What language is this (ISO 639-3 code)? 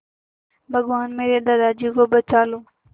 hin